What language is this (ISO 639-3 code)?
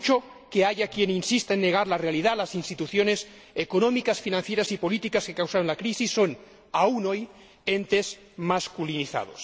spa